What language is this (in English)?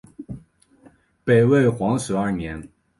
Chinese